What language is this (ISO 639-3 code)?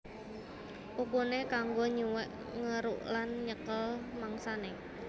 jav